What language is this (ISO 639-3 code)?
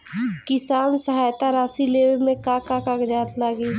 bho